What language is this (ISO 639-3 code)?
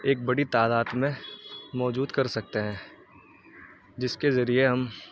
urd